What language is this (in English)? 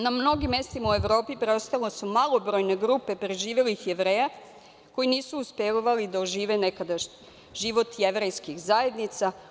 Serbian